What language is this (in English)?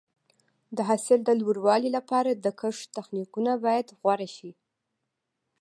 Pashto